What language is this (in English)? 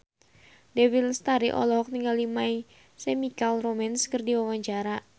Sundanese